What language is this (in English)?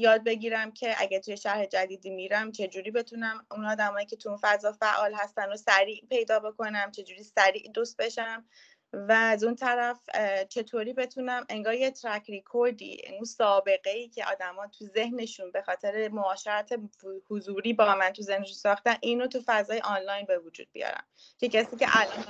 Persian